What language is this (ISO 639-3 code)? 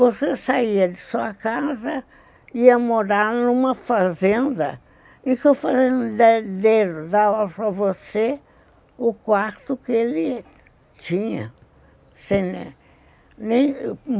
por